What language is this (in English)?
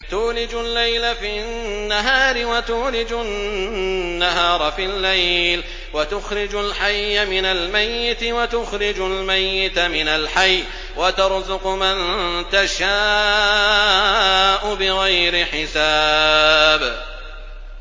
Arabic